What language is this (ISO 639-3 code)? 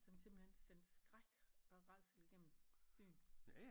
dan